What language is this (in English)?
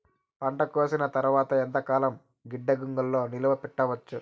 Telugu